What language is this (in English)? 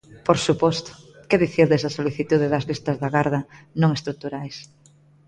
Galician